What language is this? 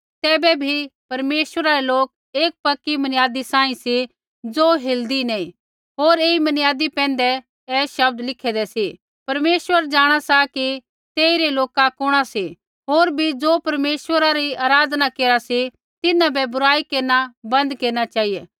Kullu Pahari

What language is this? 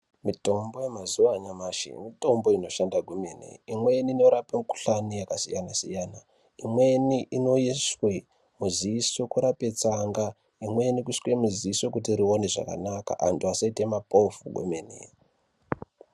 Ndau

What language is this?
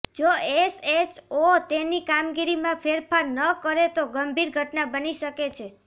Gujarati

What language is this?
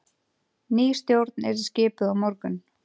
Icelandic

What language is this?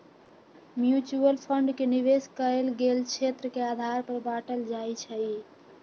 Magahi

